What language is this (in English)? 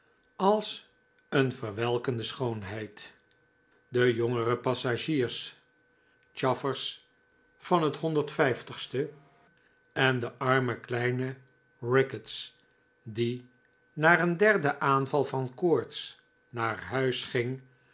Dutch